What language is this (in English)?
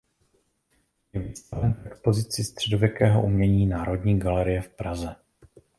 Czech